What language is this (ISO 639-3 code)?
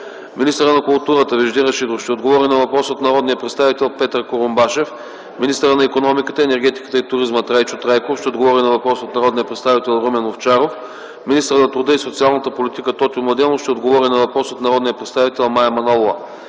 bul